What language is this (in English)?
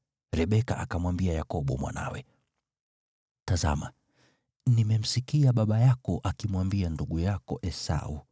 Swahili